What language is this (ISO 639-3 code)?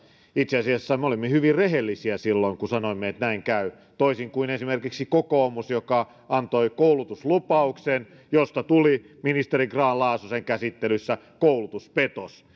fin